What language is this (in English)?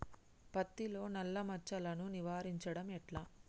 Telugu